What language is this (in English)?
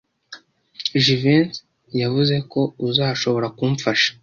Kinyarwanda